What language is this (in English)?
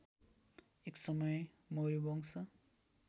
Nepali